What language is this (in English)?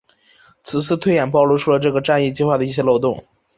Chinese